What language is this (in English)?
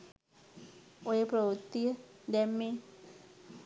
Sinhala